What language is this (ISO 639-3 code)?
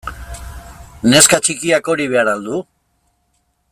eus